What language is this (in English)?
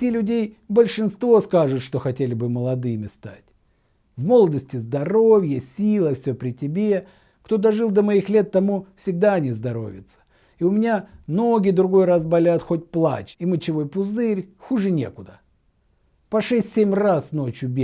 Russian